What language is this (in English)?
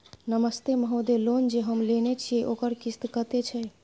Maithili